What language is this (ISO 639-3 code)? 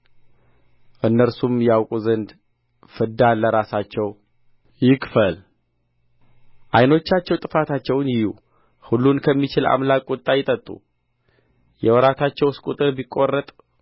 amh